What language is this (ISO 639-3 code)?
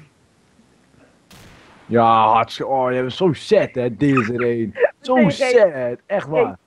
nld